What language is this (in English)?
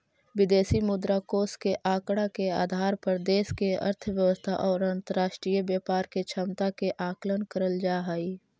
Magahi